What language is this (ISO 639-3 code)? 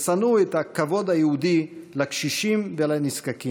heb